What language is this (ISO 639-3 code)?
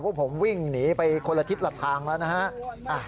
tha